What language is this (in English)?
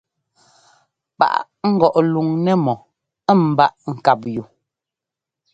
Ngomba